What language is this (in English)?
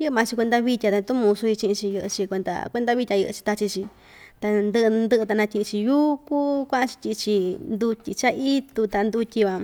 Ixtayutla Mixtec